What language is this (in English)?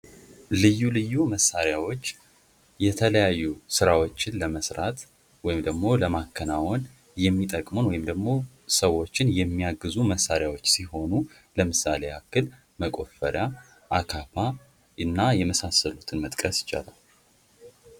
Amharic